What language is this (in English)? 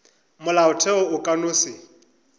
Northern Sotho